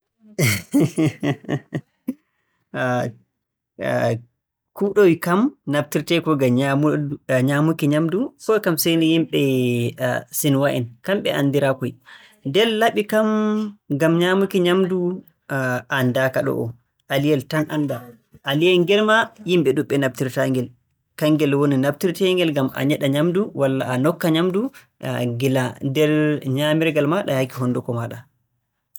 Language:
Borgu Fulfulde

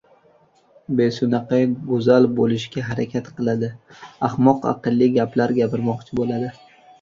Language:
Uzbek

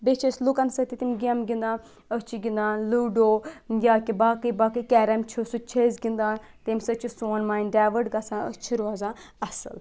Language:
Kashmiri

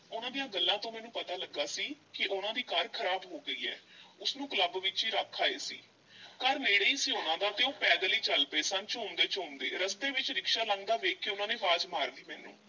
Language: Punjabi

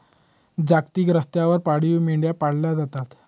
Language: Marathi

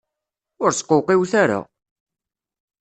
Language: Kabyle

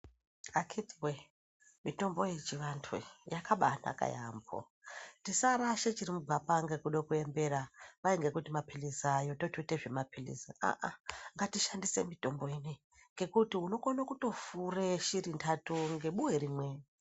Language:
Ndau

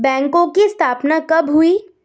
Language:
Hindi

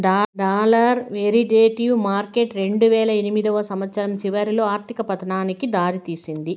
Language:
Telugu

